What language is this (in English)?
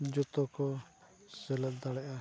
Santali